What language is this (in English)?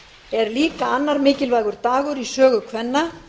Icelandic